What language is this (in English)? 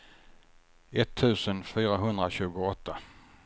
Swedish